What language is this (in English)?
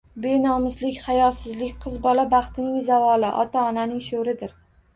Uzbek